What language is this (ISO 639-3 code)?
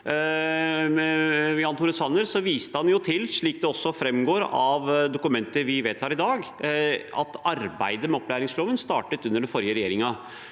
nor